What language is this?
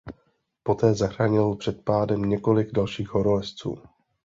Czech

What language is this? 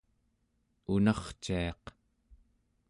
Central Yupik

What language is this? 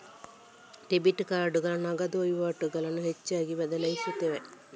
Kannada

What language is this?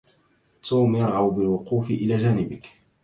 Arabic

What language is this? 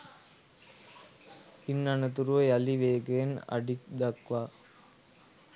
Sinhala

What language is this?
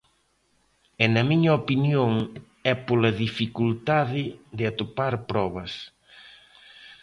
Galician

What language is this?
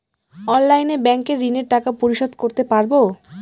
Bangla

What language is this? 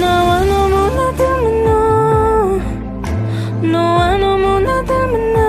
Korean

